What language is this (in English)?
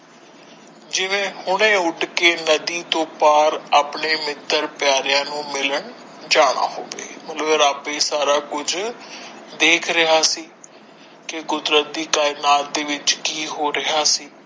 Punjabi